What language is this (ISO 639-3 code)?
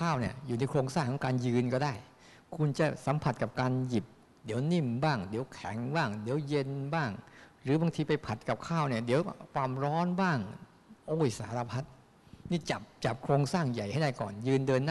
tha